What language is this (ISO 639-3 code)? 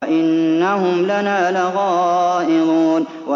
ara